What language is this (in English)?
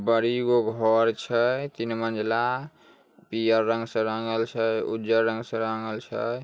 Magahi